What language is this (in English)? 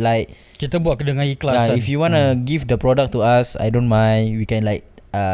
Malay